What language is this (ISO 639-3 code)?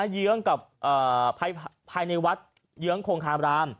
tha